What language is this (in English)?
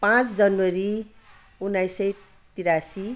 Nepali